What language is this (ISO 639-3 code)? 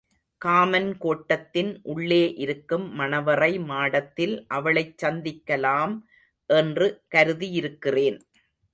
tam